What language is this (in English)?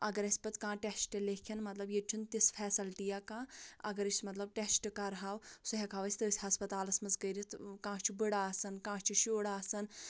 Kashmiri